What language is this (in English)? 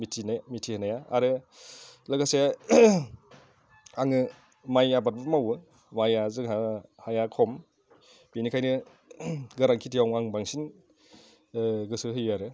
Bodo